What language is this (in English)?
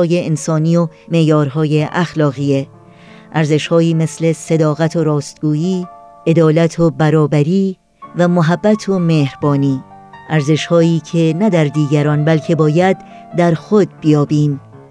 Persian